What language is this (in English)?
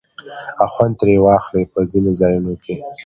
Pashto